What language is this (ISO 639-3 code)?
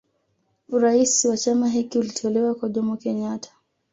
swa